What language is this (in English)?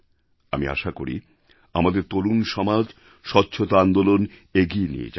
Bangla